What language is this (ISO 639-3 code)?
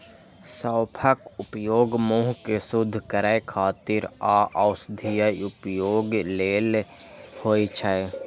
mai